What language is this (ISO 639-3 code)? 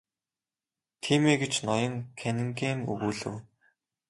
mon